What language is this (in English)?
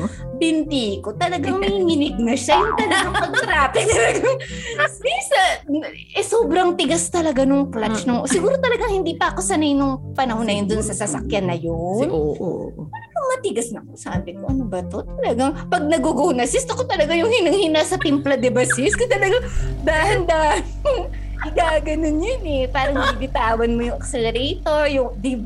Filipino